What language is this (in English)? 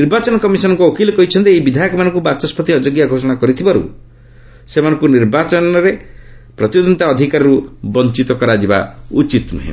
Odia